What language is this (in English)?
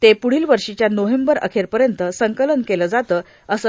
Marathi